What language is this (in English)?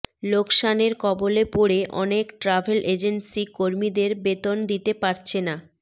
Bangla